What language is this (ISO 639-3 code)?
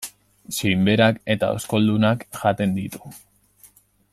eus